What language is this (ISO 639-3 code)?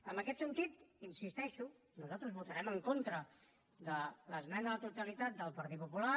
cat